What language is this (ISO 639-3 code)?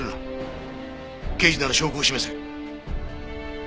jpn